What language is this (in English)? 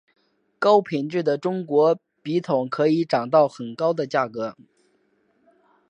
Chinese